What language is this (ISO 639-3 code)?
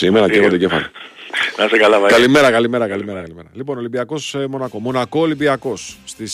ell